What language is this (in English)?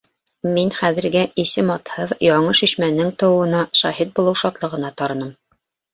Bashkir